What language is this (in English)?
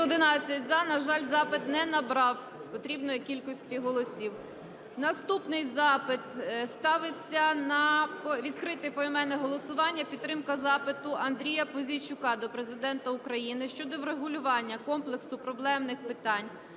Ukrainian